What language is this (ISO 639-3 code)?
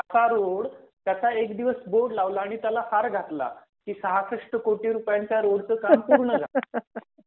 mar